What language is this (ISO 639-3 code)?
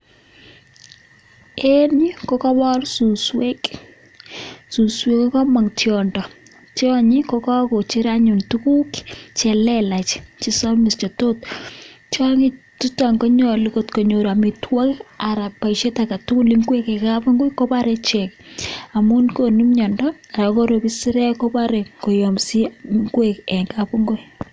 kln